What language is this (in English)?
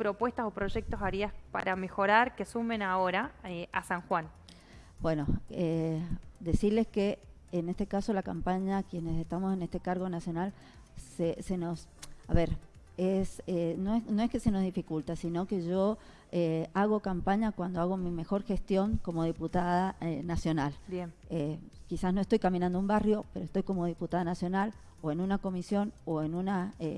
Spanish